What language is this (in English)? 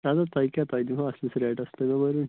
Kashmiri